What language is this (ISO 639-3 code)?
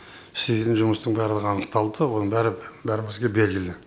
kaz